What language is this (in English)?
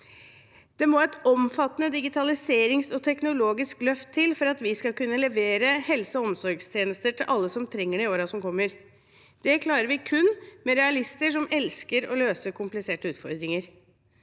Norwegian